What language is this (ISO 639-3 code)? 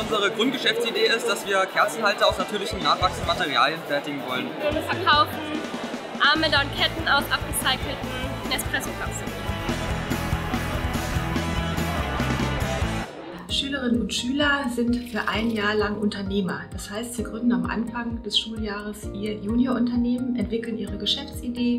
deu